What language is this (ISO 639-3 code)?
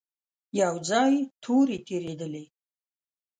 pus